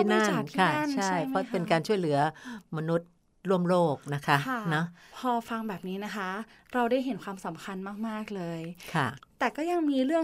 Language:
Thai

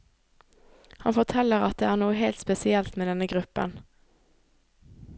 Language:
Norwegian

